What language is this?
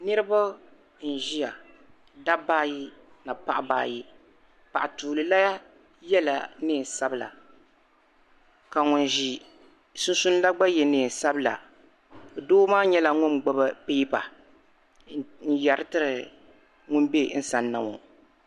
Dagbani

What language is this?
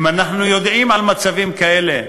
Hebrew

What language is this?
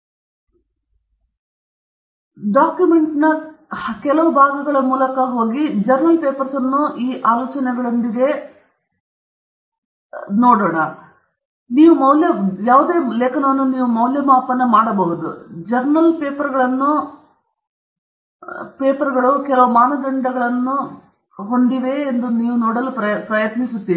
Kannada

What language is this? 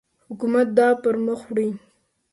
Pashto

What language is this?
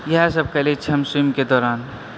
Maithili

